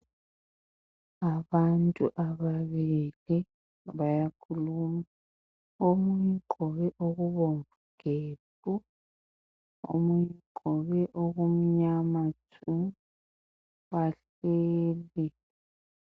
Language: North Ndebele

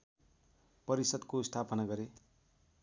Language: Nepali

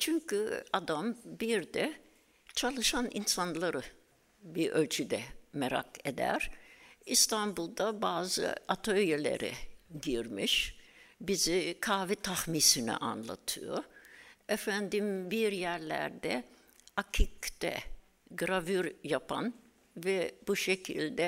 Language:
Turkish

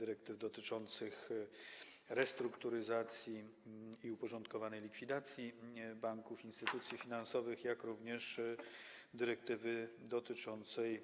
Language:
Polish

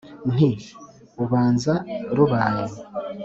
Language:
Kinyarwanda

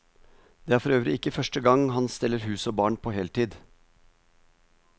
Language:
Norwegian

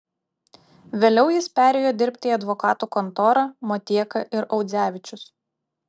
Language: Lithuanian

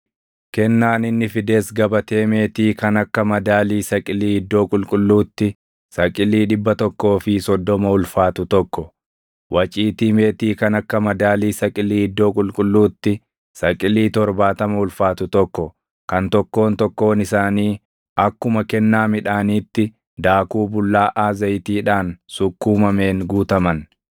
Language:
Oromo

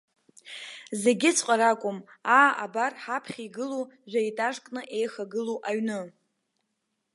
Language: Abkhazian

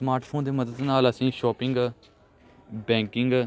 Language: Punjabi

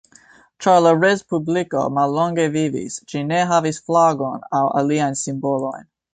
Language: Esperanto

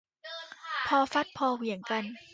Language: Thai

